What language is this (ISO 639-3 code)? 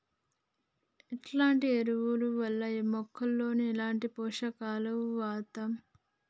tel